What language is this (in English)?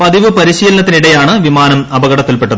Malayalam